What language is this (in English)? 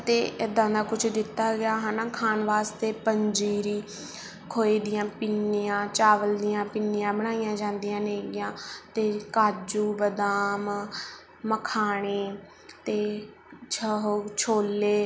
Punjabi